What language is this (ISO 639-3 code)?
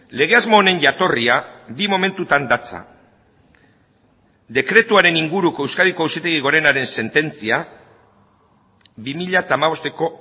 eus